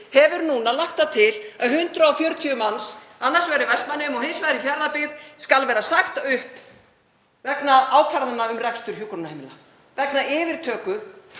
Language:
Icelandic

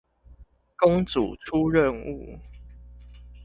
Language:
Chinese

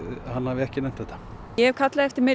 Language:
Icelandic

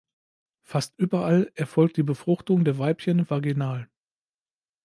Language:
German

